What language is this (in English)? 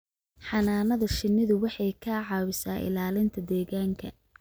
Somali